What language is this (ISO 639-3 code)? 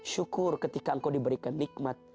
ind